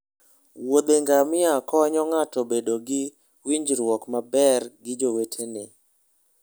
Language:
Luo (Kenya and Tanzania)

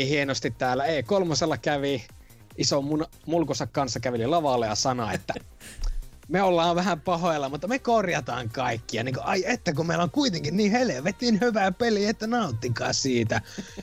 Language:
Finnish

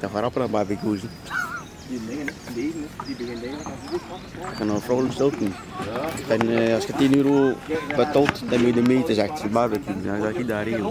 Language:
Dutch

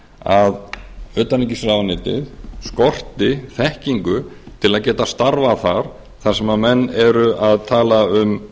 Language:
Icelandic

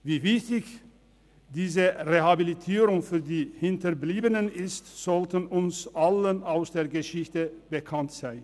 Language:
Swiss German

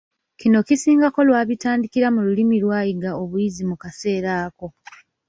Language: Ganda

